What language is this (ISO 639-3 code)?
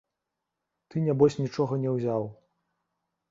bel